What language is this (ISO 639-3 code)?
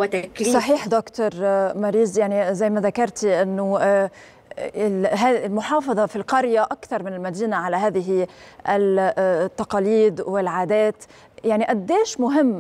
ara